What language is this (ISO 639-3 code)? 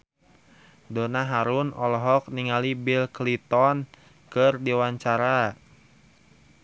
sun